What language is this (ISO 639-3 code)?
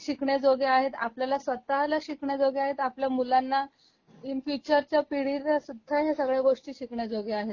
mar